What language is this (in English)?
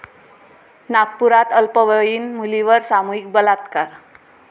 Marathi